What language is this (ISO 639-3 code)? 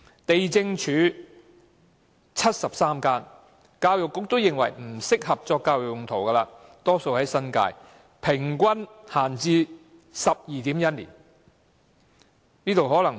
yue